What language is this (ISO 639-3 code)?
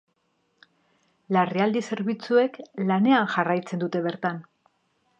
eus